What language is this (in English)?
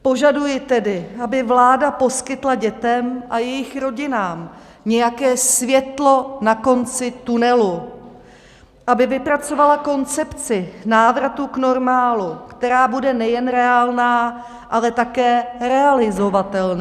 Czech